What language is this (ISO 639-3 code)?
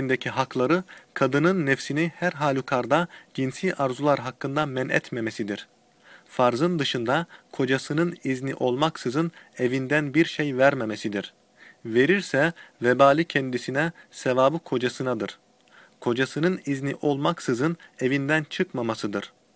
tur